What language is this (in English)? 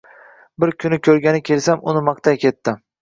Uzbek